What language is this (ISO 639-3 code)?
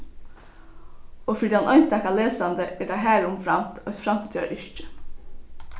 fao